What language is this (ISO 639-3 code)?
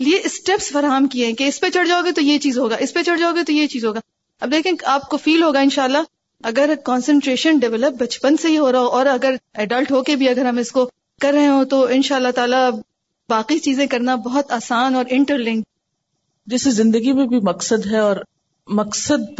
urd